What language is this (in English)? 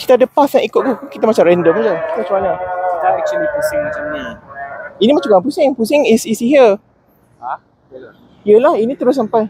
Malay